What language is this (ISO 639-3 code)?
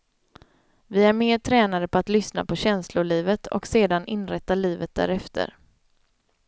swe